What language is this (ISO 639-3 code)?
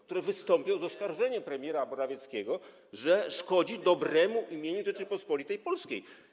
pol